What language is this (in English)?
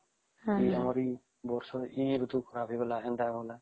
Odia